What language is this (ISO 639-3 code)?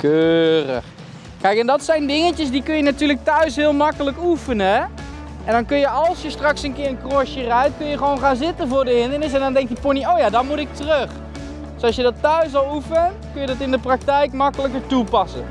nld